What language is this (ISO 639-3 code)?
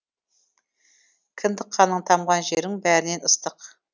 kaz